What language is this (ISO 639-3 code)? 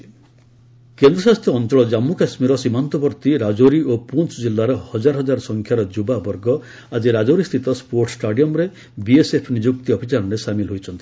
ori